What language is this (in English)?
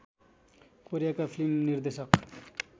Nepali